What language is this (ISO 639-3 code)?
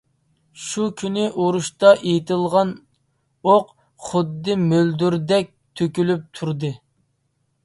uig